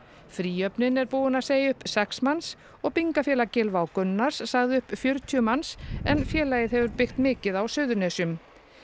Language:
Icelandic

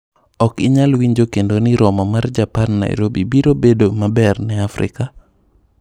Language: Luo (Kenya and Tanzania)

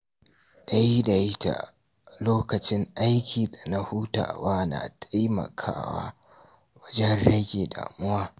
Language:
Hausa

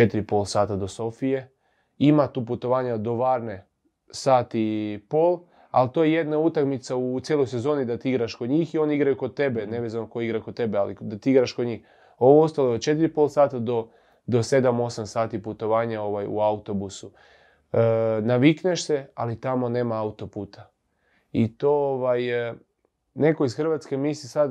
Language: Croatian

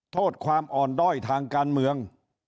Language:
Thai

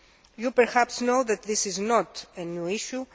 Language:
English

